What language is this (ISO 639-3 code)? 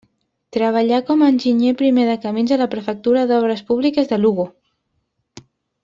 cat